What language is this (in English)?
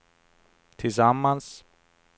Swedish